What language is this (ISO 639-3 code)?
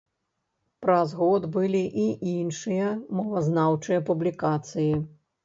bel